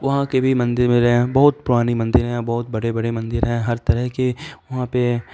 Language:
Urdu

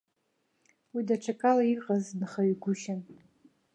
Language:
Abkhazian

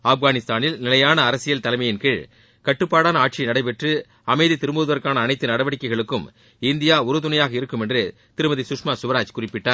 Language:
Tamil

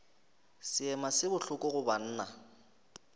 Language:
Northern Sotho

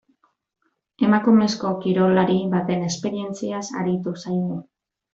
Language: Basque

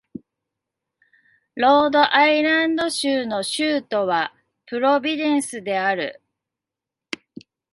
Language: Japanese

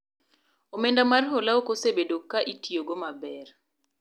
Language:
Luo (Kenya and Tanzania)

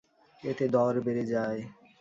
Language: Bangla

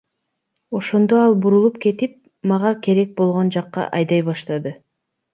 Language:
Kyrgyz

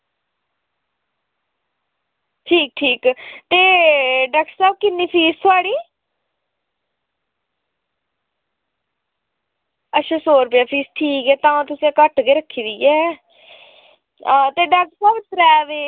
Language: Dogri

